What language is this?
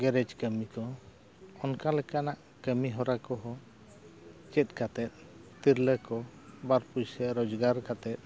Santali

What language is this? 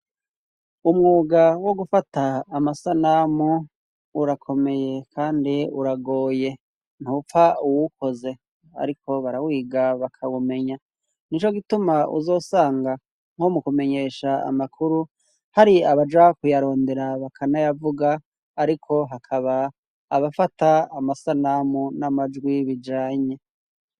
Rundi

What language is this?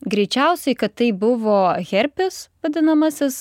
Lithuanian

